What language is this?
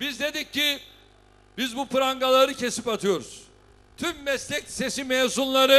Turkish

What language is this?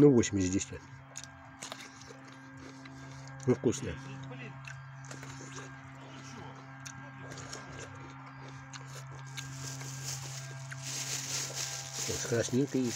Russian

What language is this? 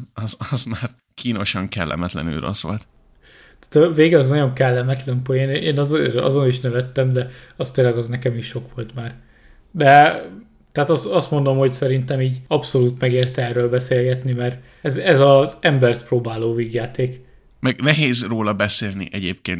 Hungarian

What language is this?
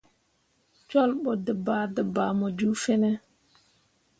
Mundang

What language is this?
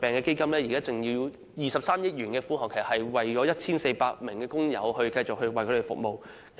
Cantonese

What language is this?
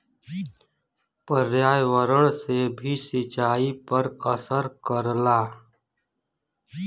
Bhojpuri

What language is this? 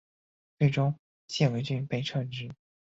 Chinese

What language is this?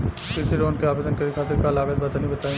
Bhojpuri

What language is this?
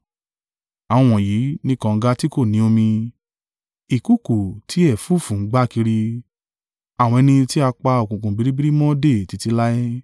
Yoruba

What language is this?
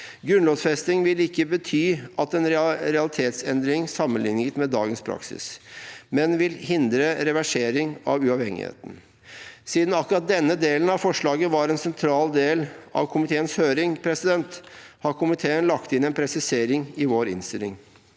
Norwegian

